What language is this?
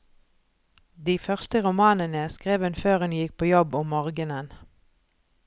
Norwegian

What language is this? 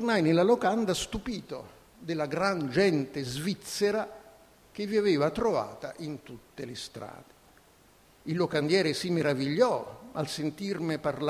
Italian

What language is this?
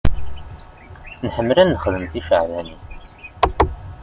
Kabyle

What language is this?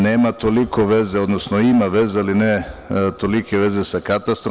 Serbian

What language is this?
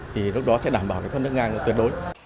Vietnamese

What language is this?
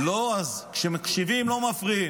Hebrew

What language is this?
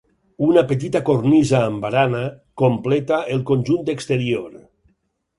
Catalan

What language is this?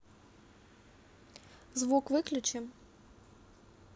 Russian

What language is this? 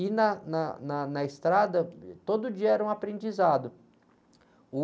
Portuguese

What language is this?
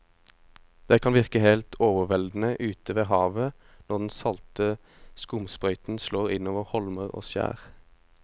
Norwegian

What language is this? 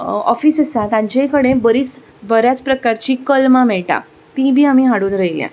Konkani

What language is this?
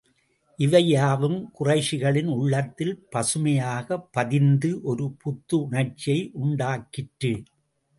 Tamil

